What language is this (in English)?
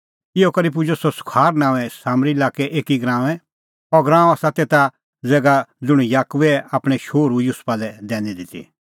Kullu Pahari